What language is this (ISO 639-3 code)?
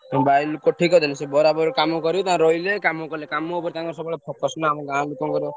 ori